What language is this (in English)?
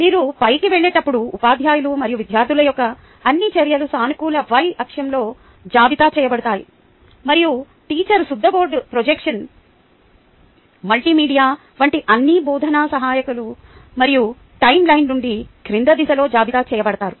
Telugu